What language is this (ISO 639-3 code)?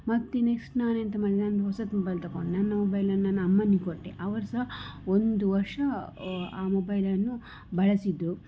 kan